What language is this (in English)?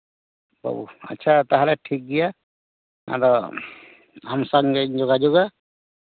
Santali